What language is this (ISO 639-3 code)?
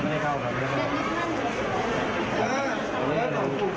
tha